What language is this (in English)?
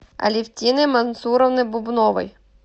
Russian